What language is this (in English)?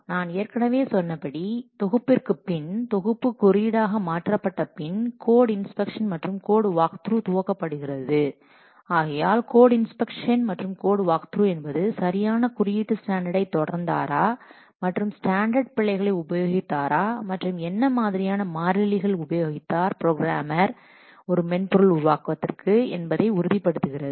Tamil